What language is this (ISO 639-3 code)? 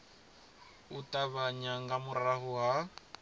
ven